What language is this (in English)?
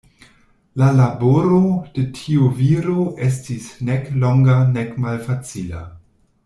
Esperanto